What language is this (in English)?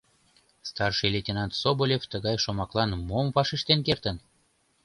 Mari